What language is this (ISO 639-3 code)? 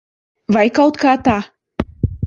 lav